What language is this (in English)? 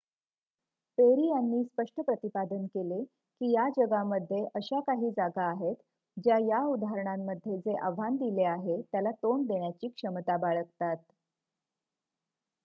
Marathi